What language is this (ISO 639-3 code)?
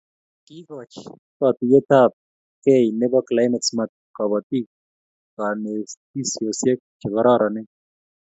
kln